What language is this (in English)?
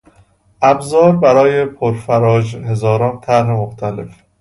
Persian